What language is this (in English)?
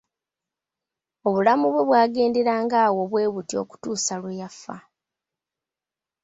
Ganda